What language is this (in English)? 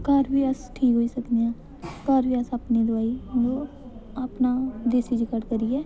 Dogri